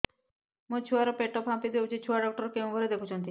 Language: Odia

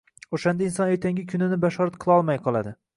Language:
Uzbek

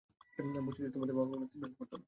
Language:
Bangla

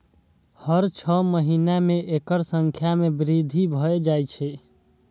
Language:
Maithili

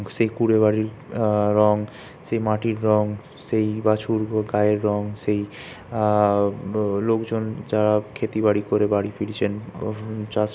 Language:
Bangla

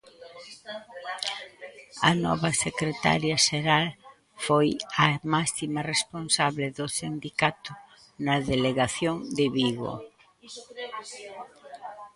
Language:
Galician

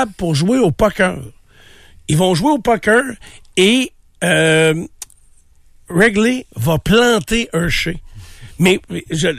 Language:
French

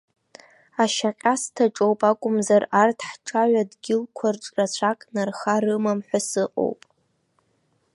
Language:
Abkhazian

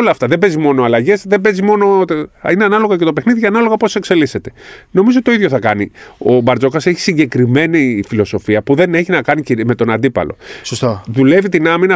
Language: Greek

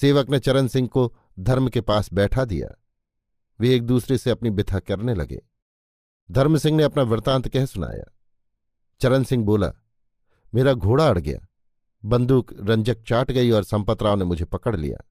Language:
Hindi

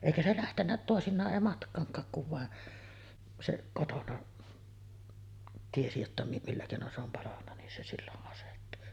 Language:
Finnish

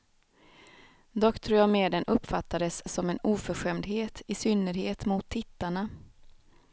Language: Swedish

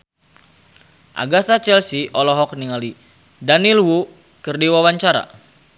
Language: Sundanese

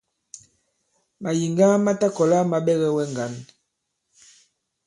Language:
Bankon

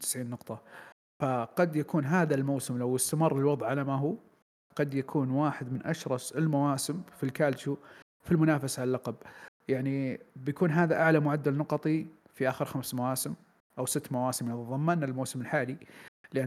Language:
Arabic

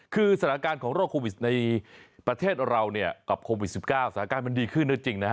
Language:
Thai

